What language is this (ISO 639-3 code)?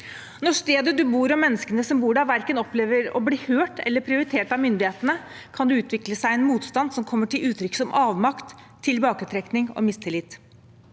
nor